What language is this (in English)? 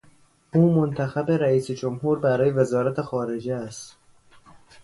Persian